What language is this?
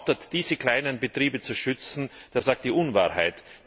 German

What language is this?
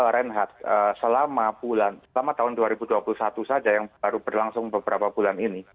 Indonesian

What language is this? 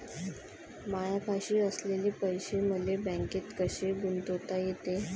Marathi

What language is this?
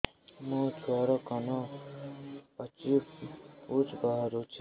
Odia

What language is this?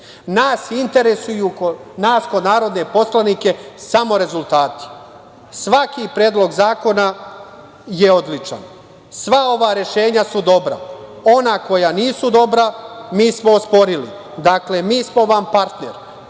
Serbian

